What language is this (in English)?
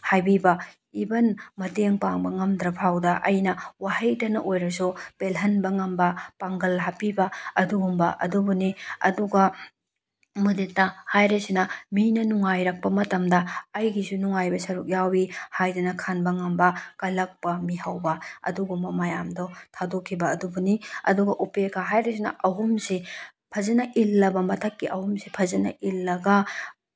Manipuri